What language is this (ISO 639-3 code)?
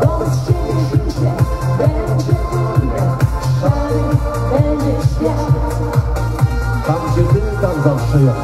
pol